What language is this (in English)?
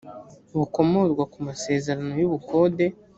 Kinyarwanda